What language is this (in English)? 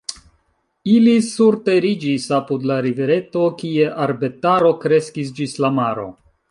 Esperanto